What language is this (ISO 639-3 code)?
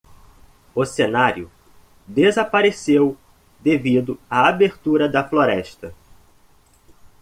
por